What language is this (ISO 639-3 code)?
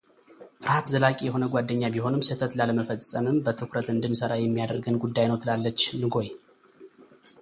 amh